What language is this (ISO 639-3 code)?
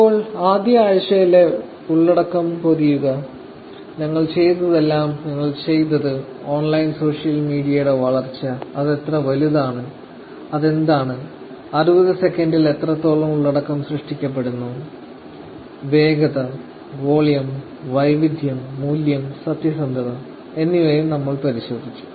mal